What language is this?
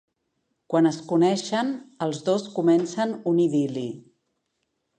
Catalan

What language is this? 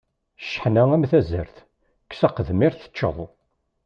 Kabyle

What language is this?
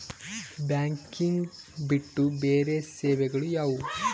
Kannada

